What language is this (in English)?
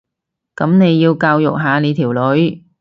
Cantonese